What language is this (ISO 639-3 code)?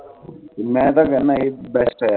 pan